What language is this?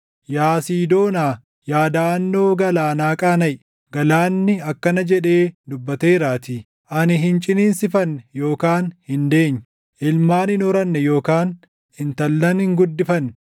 Oromo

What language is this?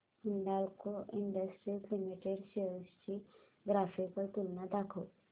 Marathi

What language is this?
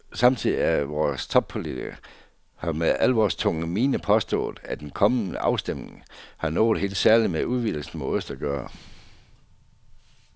Danish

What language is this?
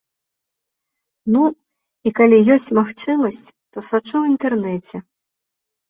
Belarusian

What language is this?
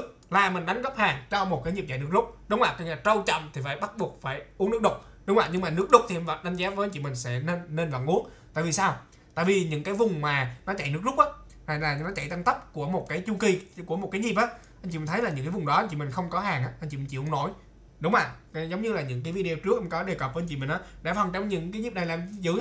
Vietnamese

